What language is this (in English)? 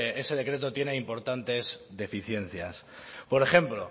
Spanish